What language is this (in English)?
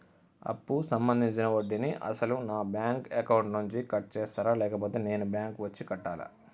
Telugu